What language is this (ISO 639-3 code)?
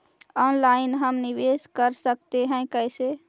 mag